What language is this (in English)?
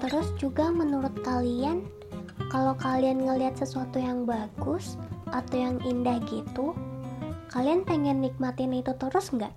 Indonesian